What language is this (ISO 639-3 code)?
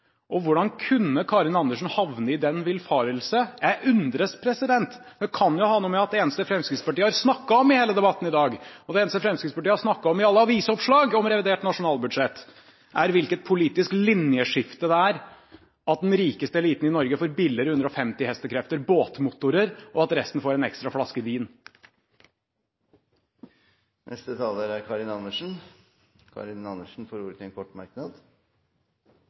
nob